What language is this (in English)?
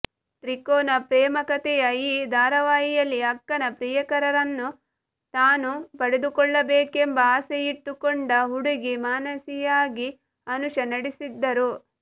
Kannada